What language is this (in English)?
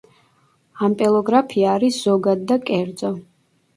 Georgian